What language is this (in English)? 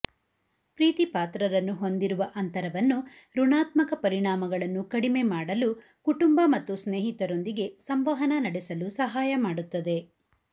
Kannada